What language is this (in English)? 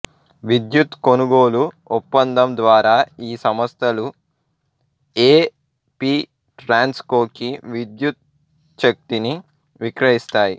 Telugu